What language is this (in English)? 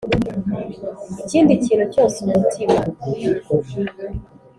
Kinyarwanda